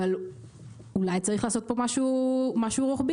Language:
Hebrew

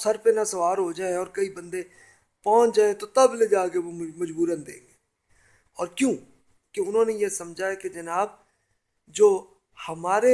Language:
Urdu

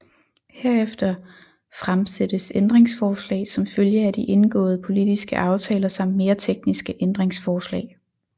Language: Danish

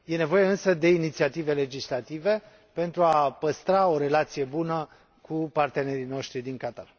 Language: Romanian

